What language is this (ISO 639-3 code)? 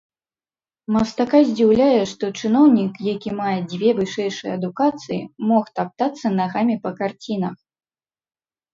bel